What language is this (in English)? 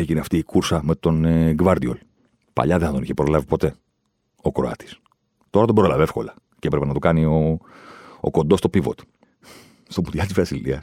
Greek